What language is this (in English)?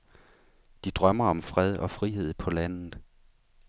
Danish